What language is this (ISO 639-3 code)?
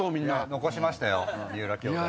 jpn